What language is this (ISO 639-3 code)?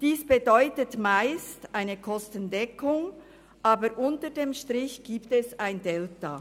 gsw